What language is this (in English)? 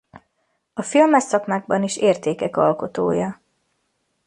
Hungarian